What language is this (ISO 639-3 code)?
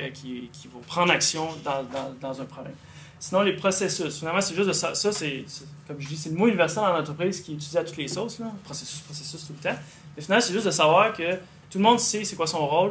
fra